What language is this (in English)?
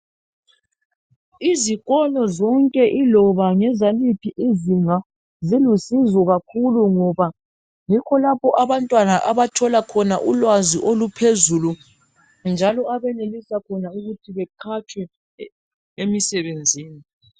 North Ndebele